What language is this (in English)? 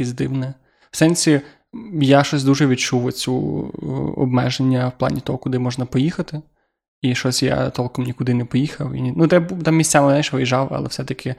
Ukrainian